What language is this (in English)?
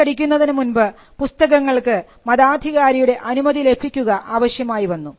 Malayalam